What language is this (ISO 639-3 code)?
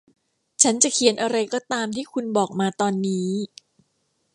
tha